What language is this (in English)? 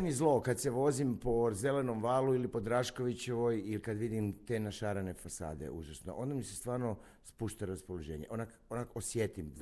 Croatian